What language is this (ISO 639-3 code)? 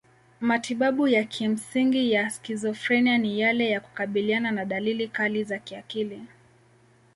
swa